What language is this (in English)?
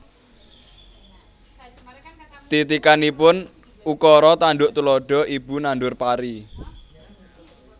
Javanese